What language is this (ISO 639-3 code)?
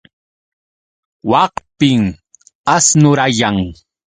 qux